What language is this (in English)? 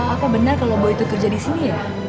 Indonesian